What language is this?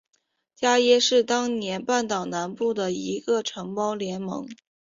Chinese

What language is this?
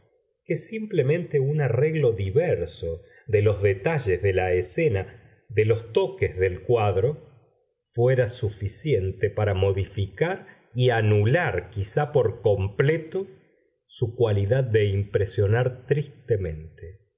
Spanish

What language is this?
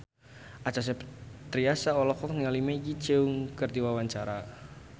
Sundanese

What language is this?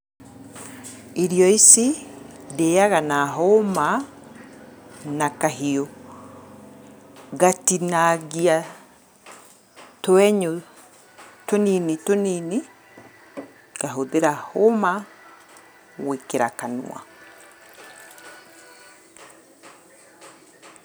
Kikuyu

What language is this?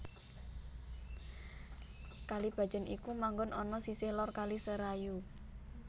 Javanese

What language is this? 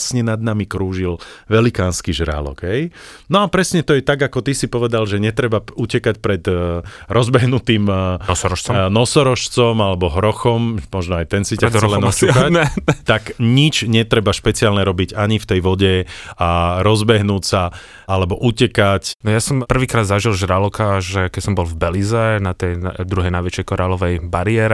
Slovak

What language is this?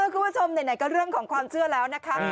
Thai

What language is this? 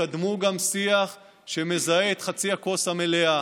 Hebrew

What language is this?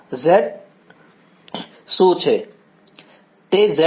Gujarati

